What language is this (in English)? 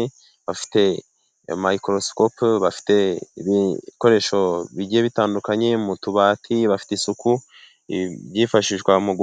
Kinyarwanda